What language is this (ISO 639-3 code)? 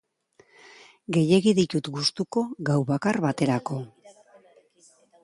eus